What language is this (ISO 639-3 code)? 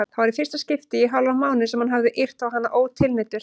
isl